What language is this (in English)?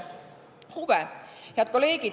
Estonian